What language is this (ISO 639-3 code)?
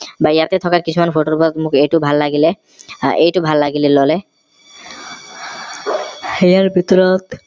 asm